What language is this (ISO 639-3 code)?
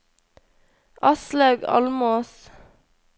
nor